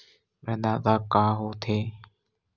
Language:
Chhattisgarhi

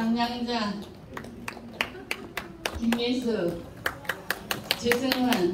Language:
Korean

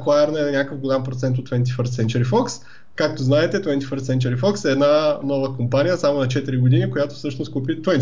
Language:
Bulgarian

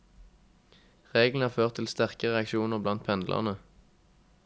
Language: Norwegian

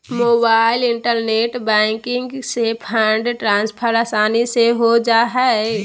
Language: Magahi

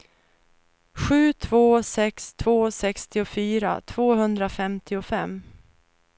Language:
Swedish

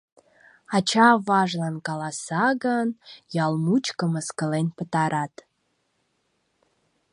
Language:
Mari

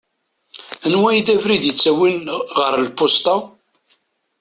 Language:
Kabyle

